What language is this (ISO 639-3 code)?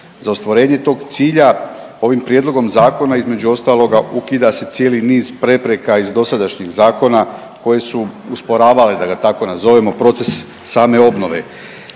hrv